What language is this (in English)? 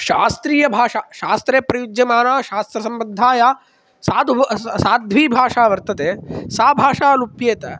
Sanskrit